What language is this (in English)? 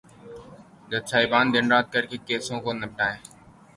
Urdu